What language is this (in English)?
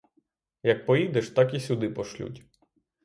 Ukrainian